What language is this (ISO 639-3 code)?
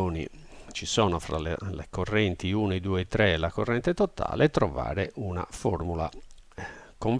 ita